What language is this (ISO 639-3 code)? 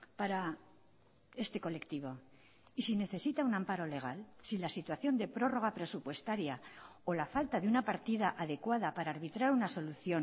spa